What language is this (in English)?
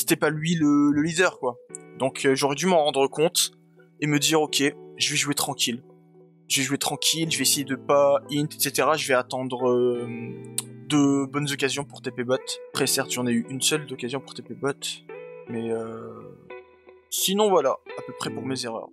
French